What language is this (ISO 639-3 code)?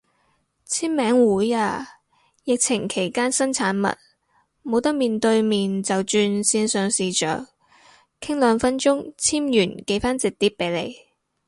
yue